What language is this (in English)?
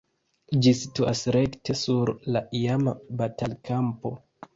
Esperanto